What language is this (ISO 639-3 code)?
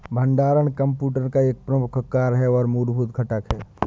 hin